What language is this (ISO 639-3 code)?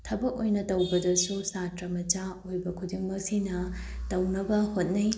mni